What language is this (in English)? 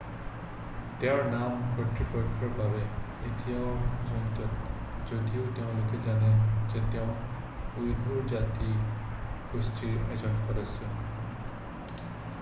Assamese